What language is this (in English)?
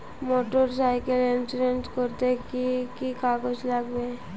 Bangla